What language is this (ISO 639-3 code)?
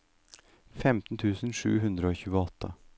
nor